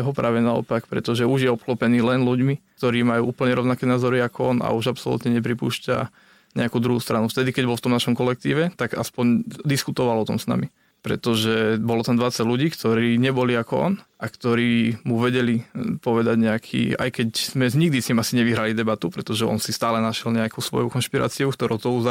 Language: Slovak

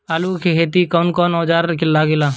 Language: Bhojpuri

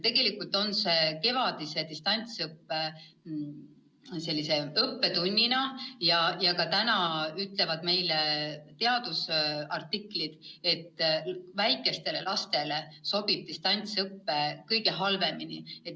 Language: Estonian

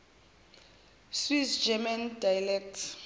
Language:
Zulu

